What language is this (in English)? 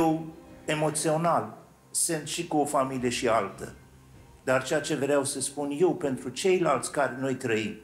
Romanian